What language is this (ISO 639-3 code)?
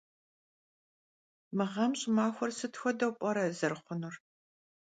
kbd